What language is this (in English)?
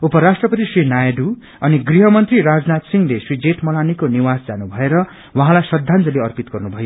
Nepali